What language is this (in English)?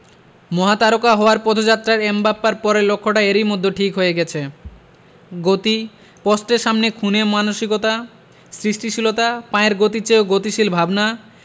Bangla